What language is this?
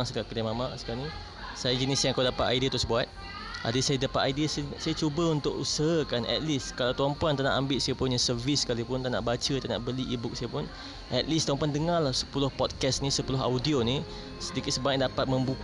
Malay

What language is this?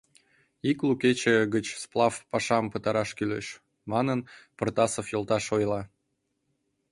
Mari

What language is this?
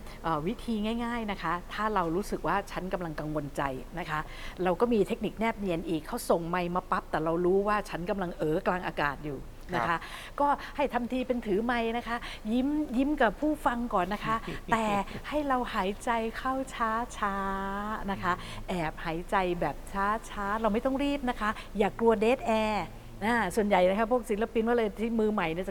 Thai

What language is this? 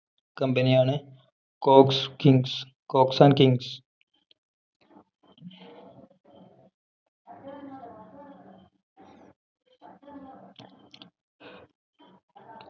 Malayalam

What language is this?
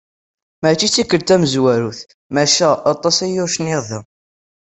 Kabyle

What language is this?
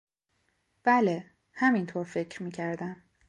Persian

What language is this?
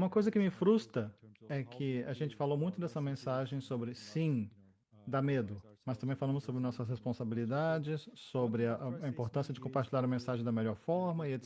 Portuguese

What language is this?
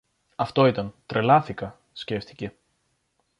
Greek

